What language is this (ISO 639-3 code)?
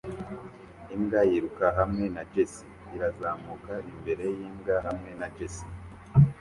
kin